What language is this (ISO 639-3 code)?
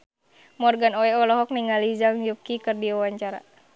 sun